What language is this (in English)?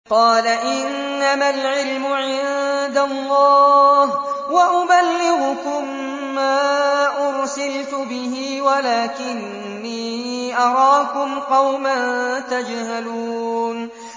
Arabic